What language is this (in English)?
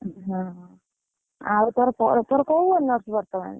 Odia